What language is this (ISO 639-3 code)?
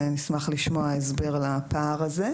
heb